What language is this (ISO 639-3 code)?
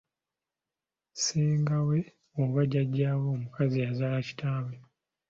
lug